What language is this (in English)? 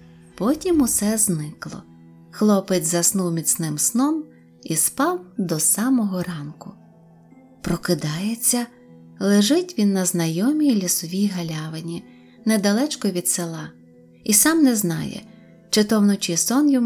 Ukrainian